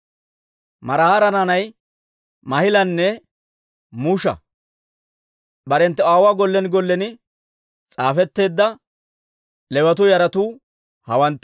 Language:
Dawro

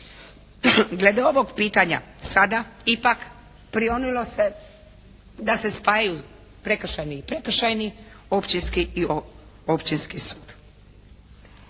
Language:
Croatian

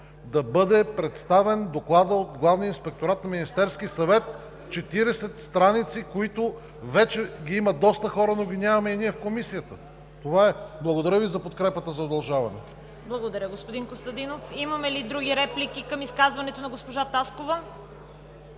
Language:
Bulgarian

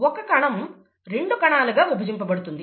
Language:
Telugu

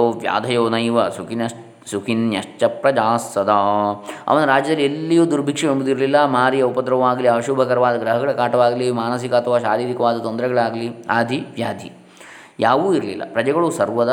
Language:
Kannada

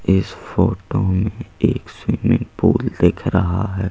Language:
Hindi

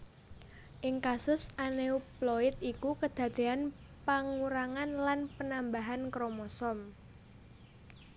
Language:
Javanese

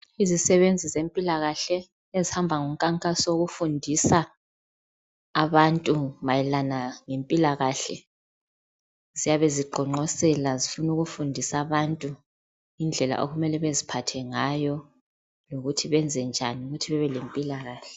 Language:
North Ndebele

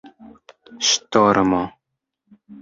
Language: Esperanto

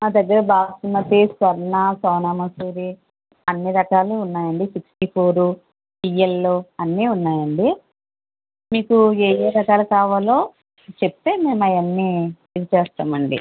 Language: Telugu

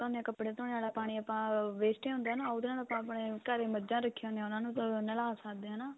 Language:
Punjabi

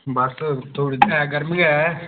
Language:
Dogri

